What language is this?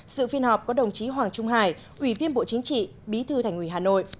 Vietnamese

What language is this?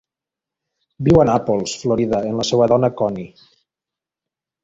Catalan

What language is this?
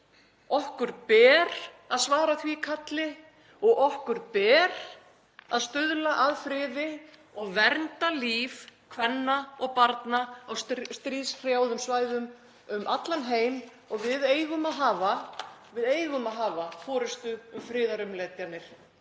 Icelandic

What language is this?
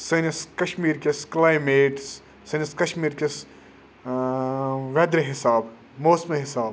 Kashmiri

